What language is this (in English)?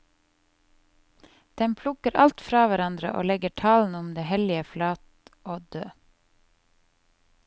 Norwegian